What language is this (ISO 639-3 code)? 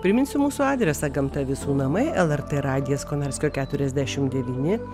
lit